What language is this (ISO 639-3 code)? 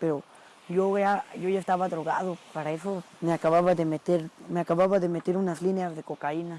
spa